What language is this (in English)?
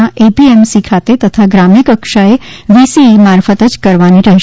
Gujarati